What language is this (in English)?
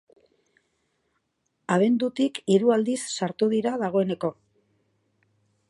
Basque